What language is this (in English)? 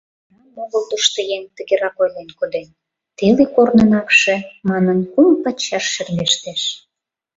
Mari